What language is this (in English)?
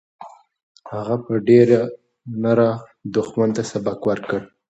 Pashto